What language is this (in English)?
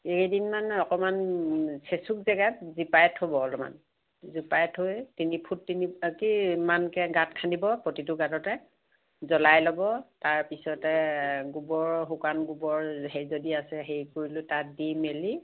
Assamese